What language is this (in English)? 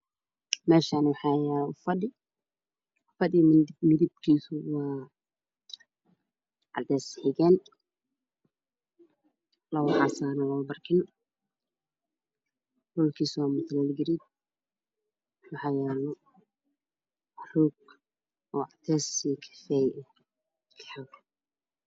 Somali